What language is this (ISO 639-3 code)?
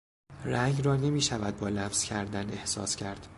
fas